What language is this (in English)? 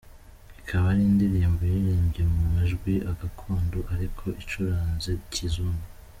Kinyarwanda